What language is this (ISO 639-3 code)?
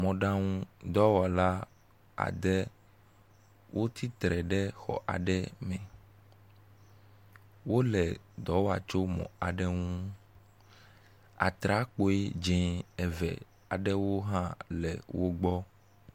ewe